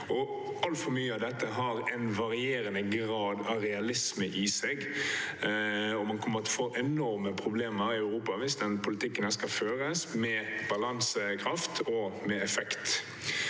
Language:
Norwegian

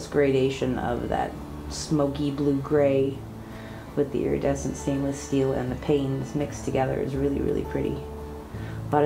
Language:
English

